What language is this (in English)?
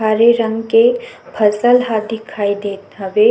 Chhattisgarhi